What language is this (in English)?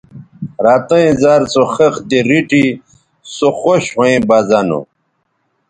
Bateri